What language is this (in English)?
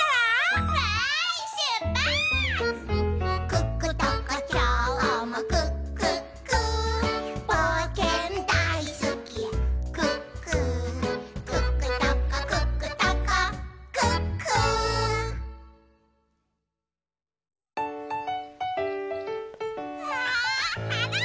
Japanese